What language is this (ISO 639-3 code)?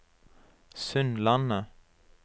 nor